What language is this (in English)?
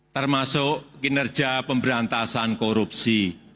Indonesian